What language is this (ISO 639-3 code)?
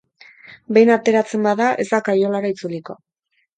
eus